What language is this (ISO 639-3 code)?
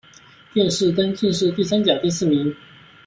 zho